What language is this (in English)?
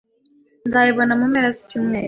Kinyarwanda